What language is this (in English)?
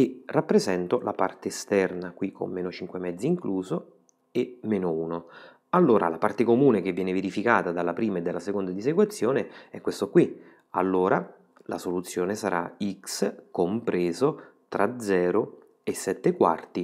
Italian